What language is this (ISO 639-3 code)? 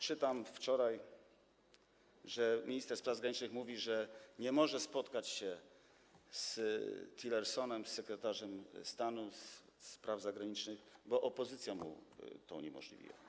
pol